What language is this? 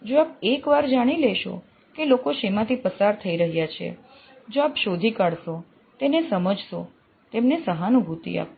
Gujarati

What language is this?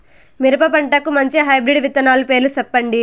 Telugu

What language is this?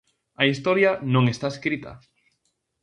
Galician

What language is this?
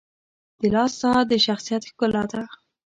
Pashto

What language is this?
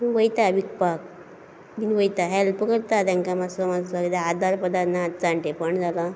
Konkani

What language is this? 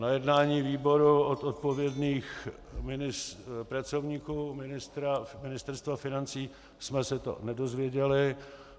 Czech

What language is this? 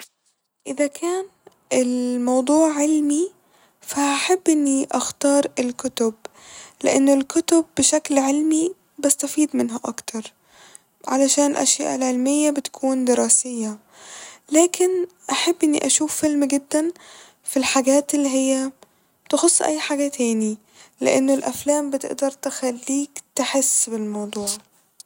Egyptian Arabic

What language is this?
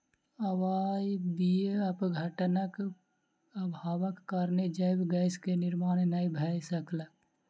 Maithili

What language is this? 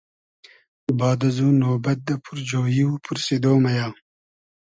Hazaragi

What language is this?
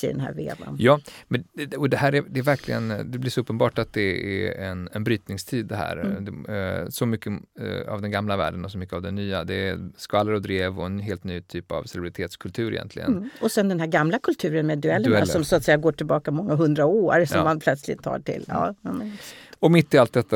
Swedish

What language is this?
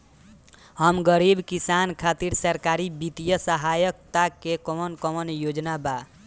Bhojpuri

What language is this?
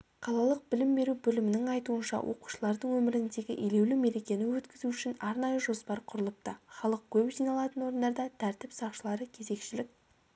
Kazakh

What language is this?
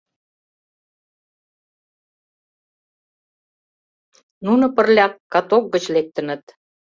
Mari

